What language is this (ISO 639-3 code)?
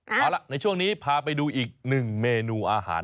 tha